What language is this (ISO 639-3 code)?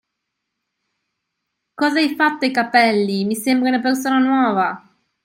ita